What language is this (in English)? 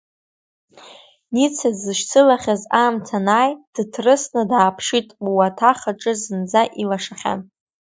Abkhazian